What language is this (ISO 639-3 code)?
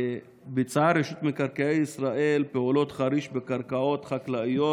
heb